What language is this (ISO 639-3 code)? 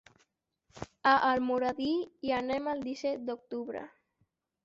cat